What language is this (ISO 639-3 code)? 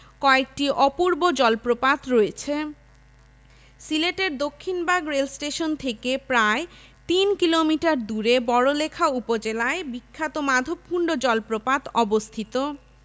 ben